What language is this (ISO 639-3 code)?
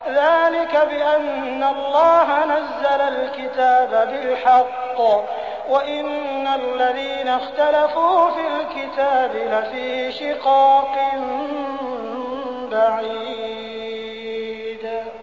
ara